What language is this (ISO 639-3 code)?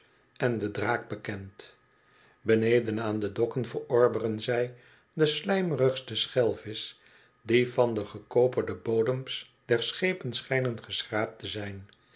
nld